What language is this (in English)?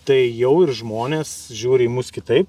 Lithuanian